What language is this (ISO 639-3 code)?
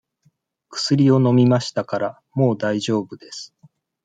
jpn